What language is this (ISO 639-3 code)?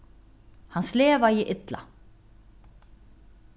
fao